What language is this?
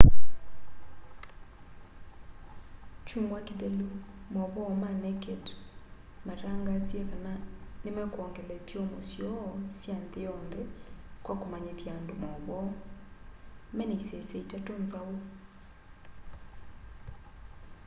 Kamba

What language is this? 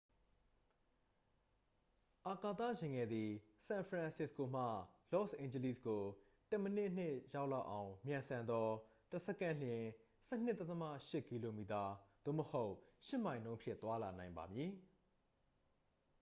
Burmese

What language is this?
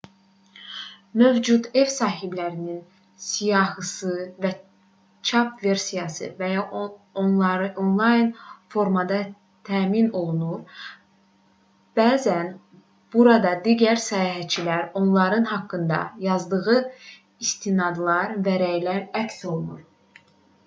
Azerbaijani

